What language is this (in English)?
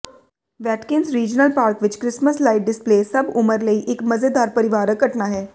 Punjabi